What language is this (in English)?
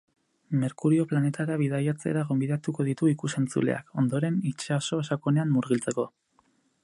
Basque